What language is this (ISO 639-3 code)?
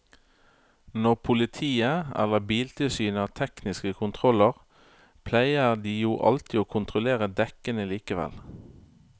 nor